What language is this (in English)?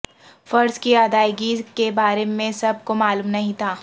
Urdu